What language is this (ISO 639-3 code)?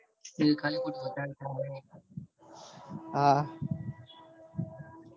guj